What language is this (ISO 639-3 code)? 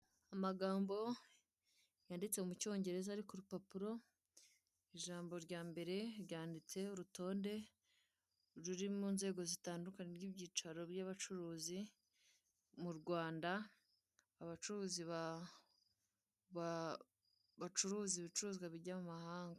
kin